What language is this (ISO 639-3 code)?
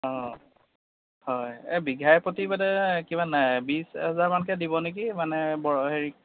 asm